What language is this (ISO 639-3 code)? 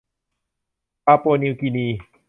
tha